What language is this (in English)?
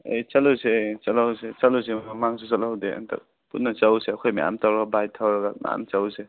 Manipuri